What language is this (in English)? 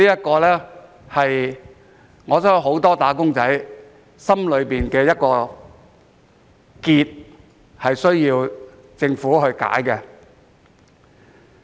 Cantonese